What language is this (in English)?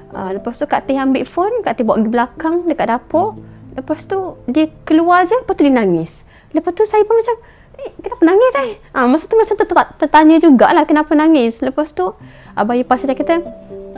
Malay